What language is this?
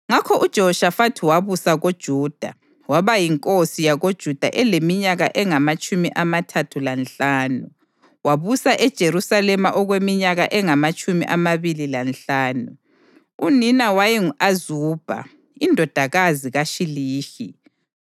North Ndebele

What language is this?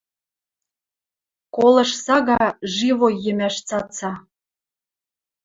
Western Mari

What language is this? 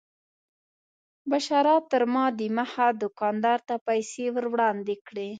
Pashto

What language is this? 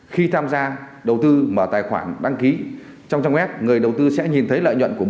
Vietnamese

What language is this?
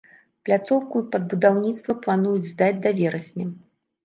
Belarusian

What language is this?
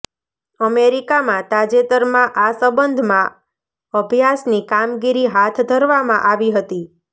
Gujarati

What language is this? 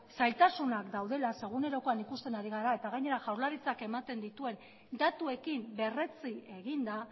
Basque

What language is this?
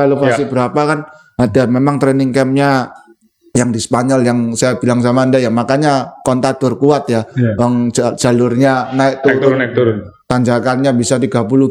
Indonesian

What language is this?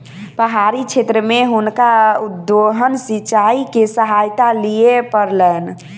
Maithili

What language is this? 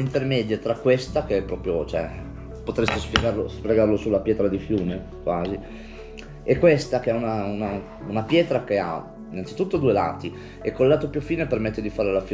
Italian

